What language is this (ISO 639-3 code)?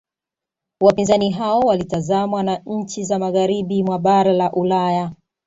swa